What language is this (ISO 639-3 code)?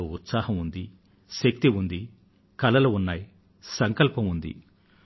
tel